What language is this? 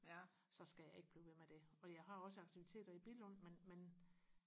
Danish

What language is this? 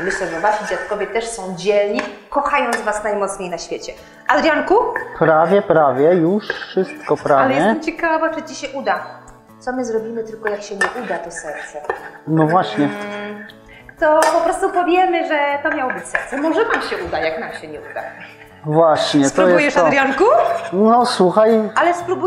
Polish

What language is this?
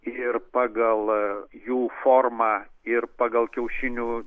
Lithuanian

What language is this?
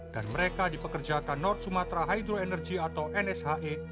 Indonesian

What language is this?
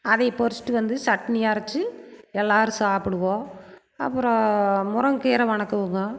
Tamil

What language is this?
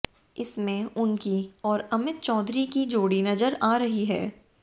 Hindi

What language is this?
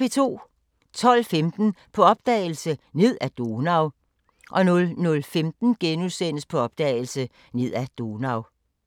Danish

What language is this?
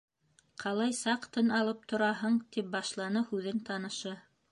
Bashkir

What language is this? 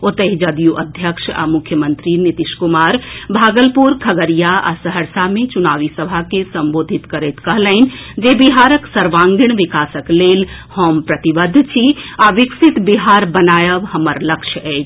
Maithili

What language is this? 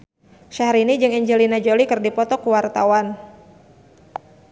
Sundanese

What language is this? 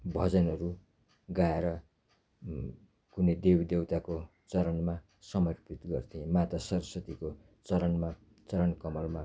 Nepali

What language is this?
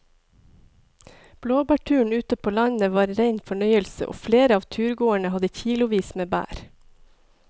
Norwegian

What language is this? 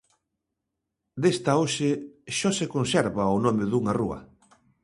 Galician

